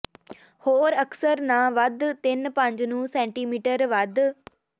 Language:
Punjabi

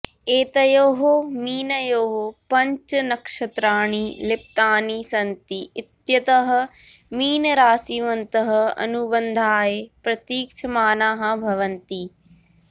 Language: Sanskrit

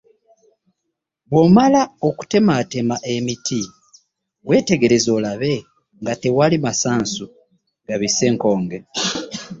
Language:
Ganda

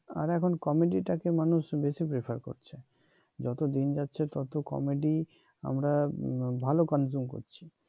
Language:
Bangla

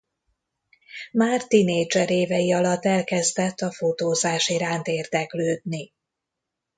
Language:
Hungarian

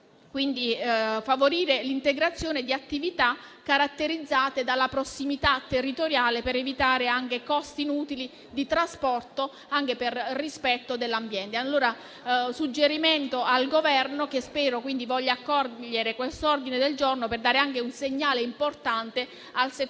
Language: Italian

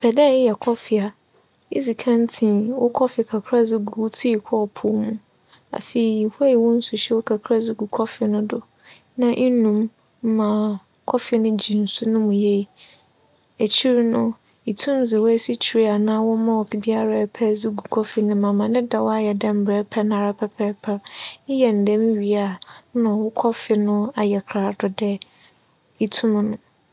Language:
Akan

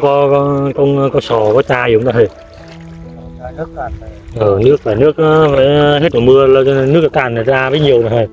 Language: Vietnamese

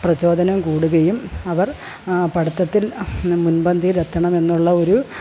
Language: Malayalam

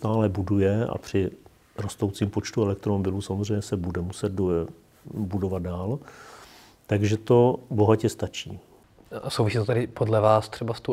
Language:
Czech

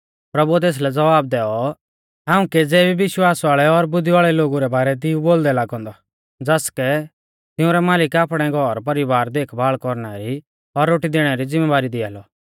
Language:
Mahasu Pahari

